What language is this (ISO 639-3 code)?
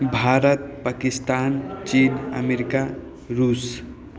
mai